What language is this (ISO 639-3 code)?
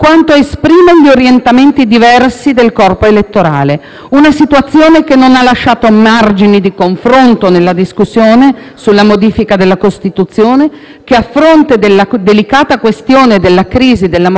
ita